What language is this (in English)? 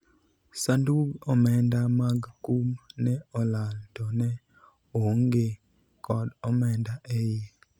Luo (Kenya and Tanzania)